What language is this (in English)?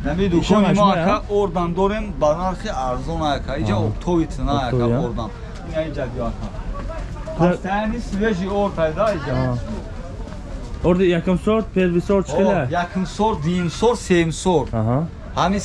Turkish